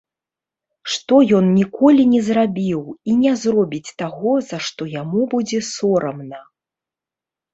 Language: Belarusian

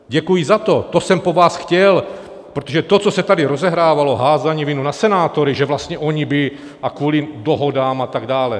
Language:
Czech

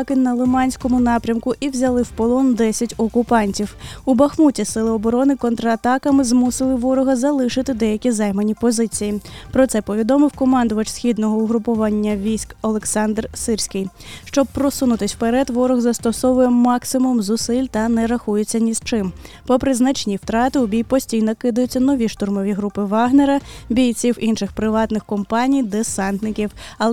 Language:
Ukrainian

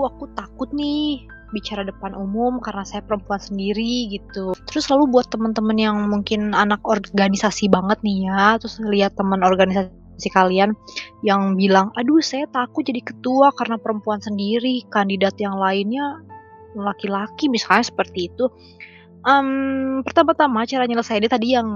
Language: Indonesian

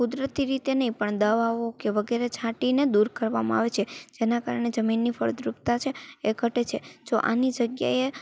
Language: Gujarati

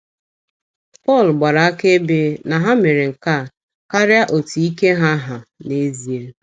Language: Igbo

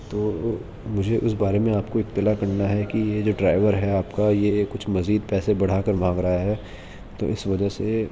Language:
Urdu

